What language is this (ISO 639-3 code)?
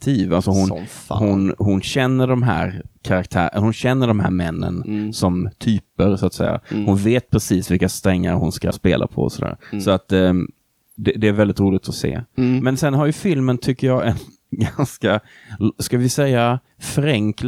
swe